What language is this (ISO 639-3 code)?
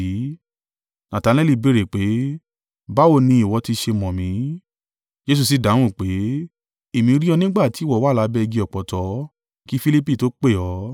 yor